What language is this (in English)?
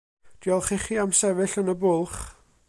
Welsh